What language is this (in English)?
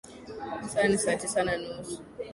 Swahili